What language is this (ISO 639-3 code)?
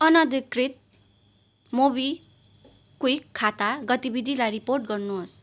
nep